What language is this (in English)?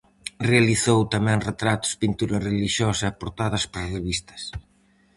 Galician